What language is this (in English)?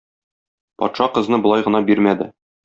Tatar